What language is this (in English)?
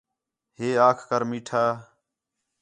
Khetrani